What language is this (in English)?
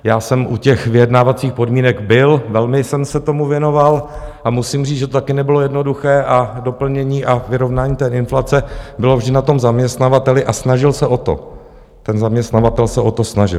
Czech